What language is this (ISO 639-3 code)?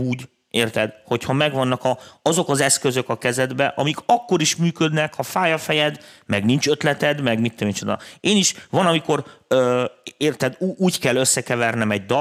hun